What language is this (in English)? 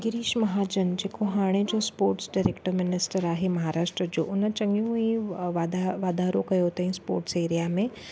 Sindhi